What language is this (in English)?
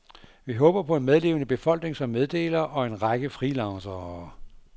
Danish